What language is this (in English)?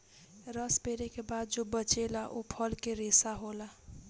Bhojpuri